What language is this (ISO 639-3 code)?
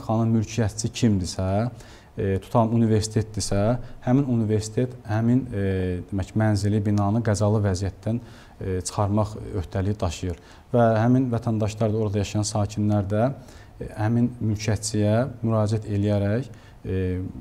tur